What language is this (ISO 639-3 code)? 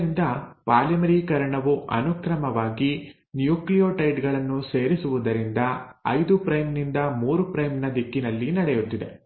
kan